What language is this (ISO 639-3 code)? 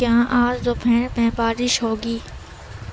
urd